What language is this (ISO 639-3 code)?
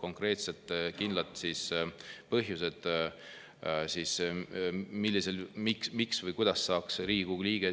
est